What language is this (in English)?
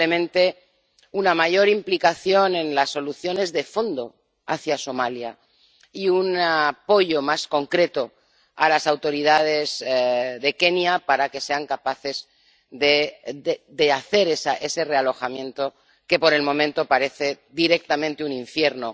Spanish